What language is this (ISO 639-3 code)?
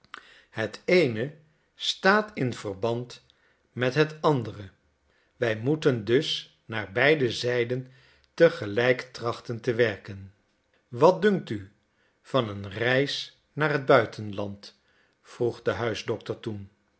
nld